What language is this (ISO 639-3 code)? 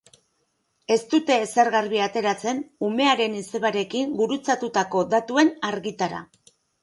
eus